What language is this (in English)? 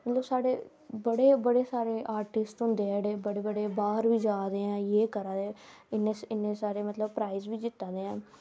Dogri